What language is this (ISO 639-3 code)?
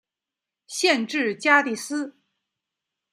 zho